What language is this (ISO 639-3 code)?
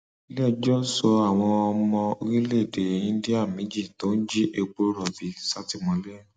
yor